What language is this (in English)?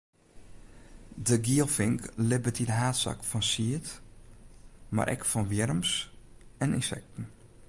Western Frisian